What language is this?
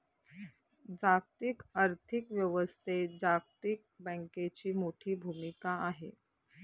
Marathi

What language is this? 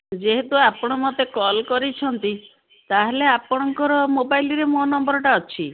Odia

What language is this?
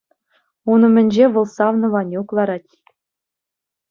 Chuvash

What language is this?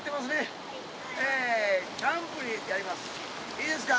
Japanese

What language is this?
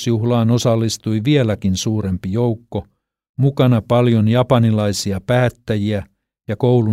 Finnish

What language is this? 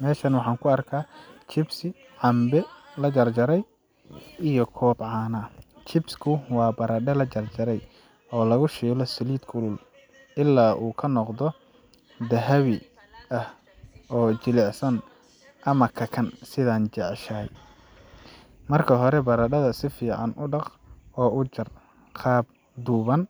Somali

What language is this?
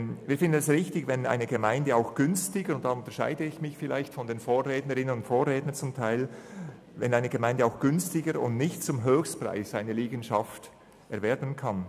Swiss German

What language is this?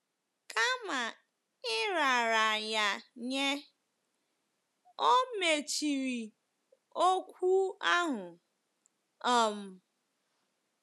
Igbo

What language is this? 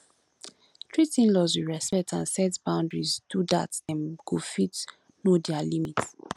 Nigerian Pidgin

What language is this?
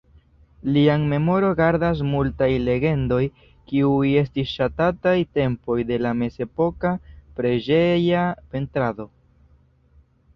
Esperanto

